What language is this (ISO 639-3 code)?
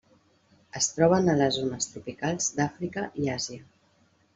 cat